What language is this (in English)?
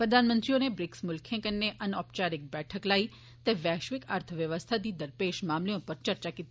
Dogri